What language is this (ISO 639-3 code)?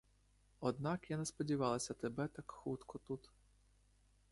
ukr